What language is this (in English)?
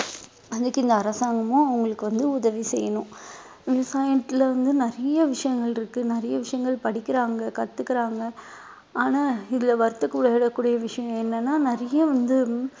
Tamil